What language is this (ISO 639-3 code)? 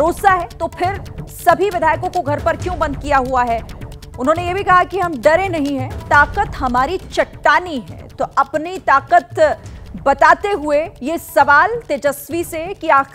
hin